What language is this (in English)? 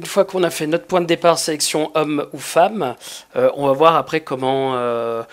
French